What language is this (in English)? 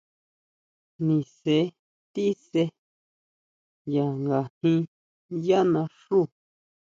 Huautla Mazatec